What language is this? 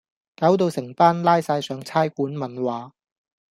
Cantonese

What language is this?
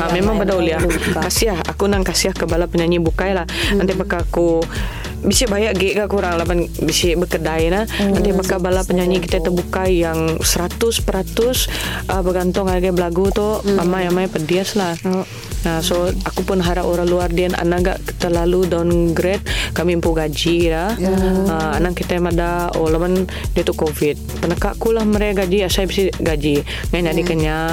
Malay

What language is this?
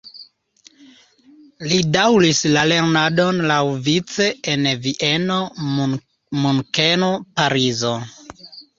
Esperanto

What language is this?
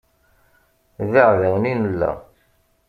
Kabyle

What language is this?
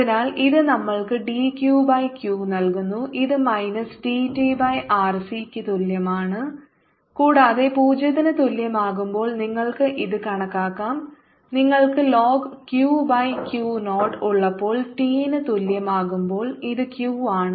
Malayalam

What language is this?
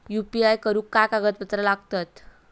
Marathi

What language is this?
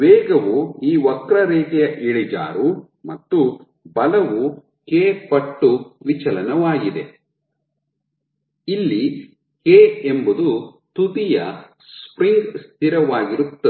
Kannada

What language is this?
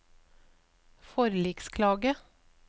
Norwegian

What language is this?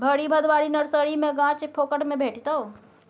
Maithili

